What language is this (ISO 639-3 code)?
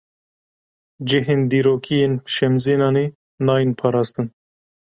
kur